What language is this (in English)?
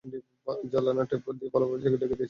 Bangla